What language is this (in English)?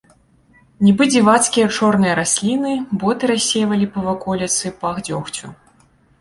Belarusian